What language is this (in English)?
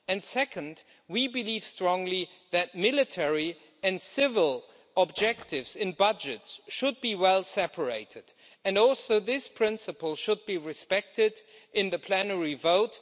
English